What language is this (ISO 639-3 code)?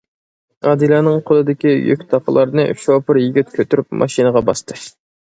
uig